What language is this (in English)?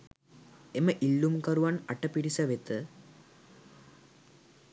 Sinhala